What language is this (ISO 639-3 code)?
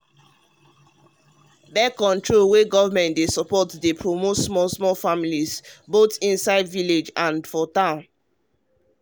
pcm